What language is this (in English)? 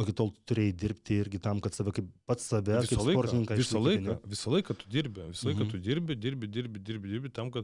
Lithuanian